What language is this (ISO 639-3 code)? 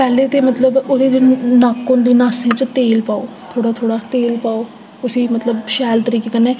doi